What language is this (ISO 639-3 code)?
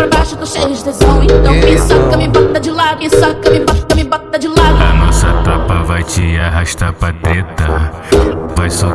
por